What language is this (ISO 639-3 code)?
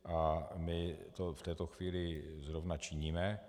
ces